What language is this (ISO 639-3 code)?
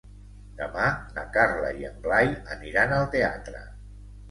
cat